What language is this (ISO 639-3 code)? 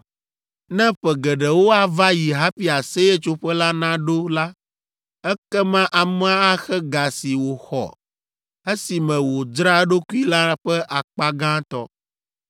ewe